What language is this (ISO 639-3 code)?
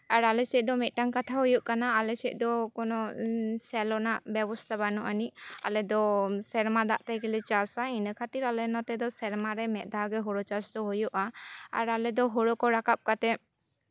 sat